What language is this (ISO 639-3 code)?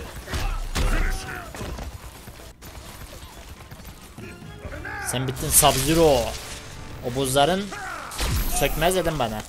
tur